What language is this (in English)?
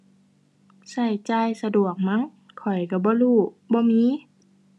Thai